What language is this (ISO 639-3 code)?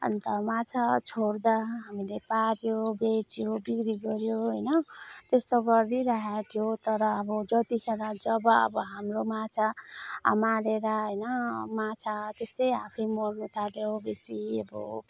nep